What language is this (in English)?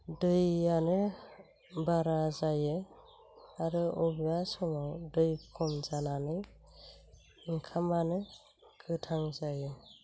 Bodo